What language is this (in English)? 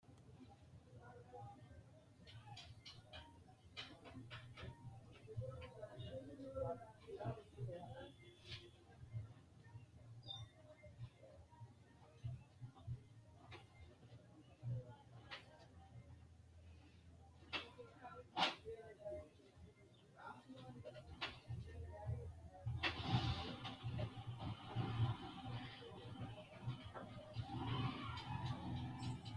Sidamo